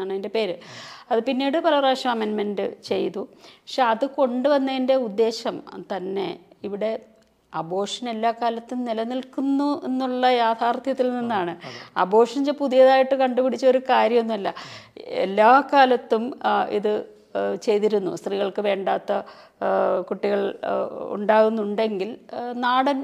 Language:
Malayalam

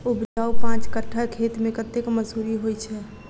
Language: Maithili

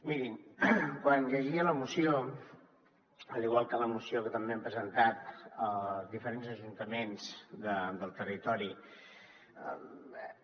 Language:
Catalan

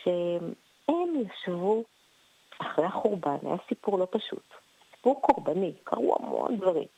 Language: Hebrew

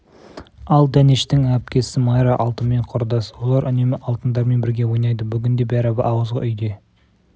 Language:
Kazakh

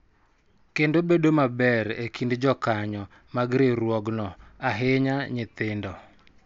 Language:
Luo (Kenya and Tanzania)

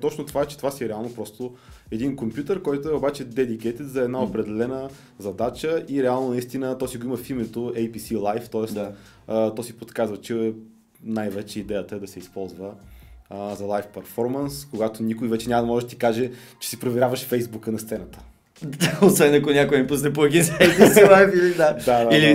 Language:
Bulgarian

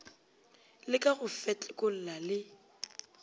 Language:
Northern Sotho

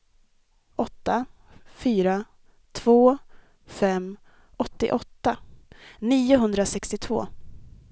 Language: Swedish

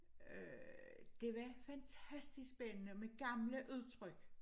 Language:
Danish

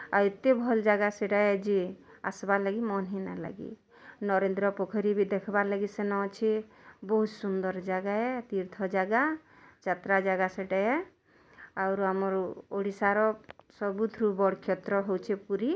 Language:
Odia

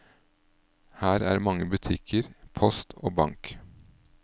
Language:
Norwegian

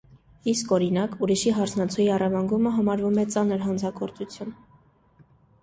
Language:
Armenian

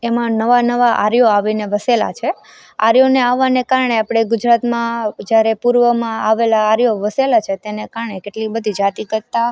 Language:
Gujarati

